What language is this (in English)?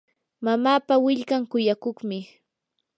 Yanahuanca Pasco Quechua